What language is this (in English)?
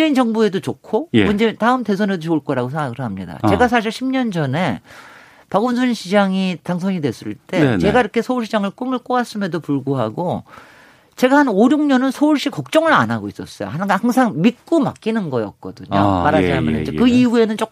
Korean